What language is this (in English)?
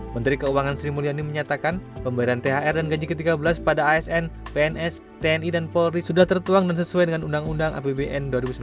Indonesian